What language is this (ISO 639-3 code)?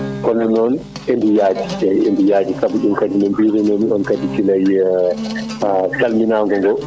ful